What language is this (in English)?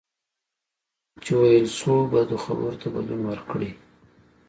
Pashto